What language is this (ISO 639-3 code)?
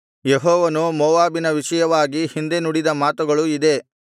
kan